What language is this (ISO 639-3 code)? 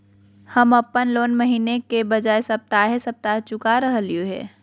mag